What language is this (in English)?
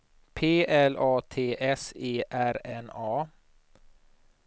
Swedish